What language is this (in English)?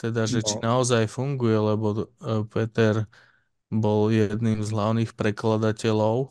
Slovak